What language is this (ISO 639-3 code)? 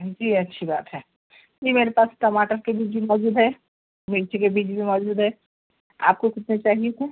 urd